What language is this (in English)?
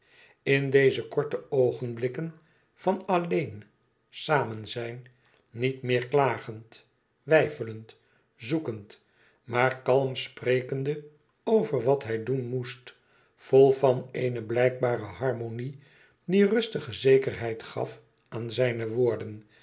Dutch